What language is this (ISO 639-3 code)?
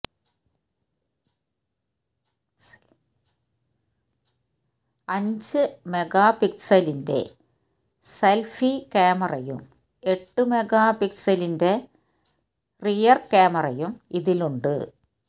mal